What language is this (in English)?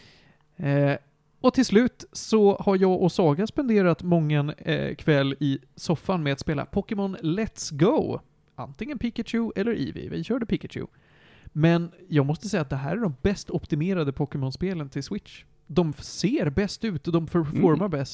Swedish